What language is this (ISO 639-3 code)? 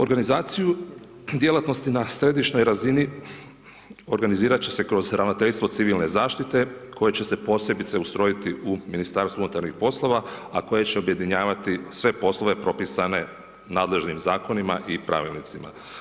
hrv